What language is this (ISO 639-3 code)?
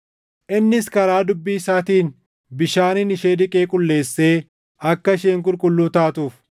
orm